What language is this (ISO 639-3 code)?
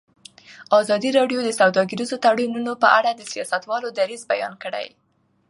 pus